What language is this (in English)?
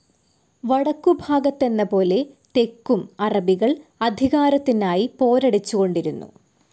Malayalam